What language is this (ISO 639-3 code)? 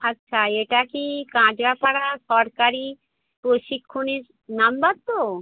ben